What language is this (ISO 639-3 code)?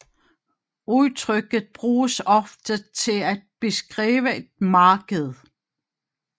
dan